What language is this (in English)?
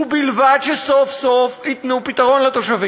Hebrew